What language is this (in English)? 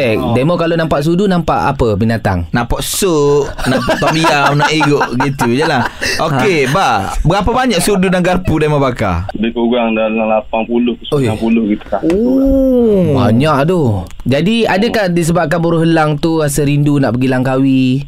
Malay